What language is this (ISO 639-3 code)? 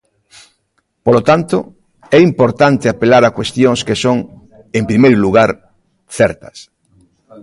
glg